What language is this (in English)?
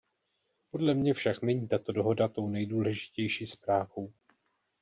Czech